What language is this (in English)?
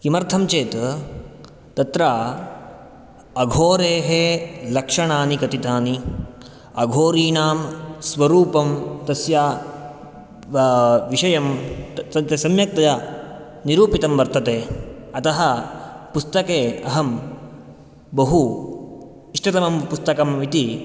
Sanskrit